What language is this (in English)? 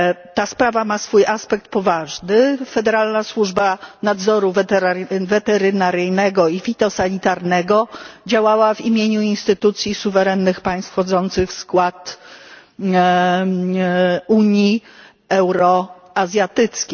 Polish